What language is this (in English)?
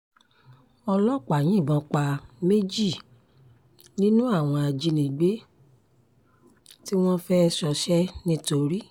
Yoruba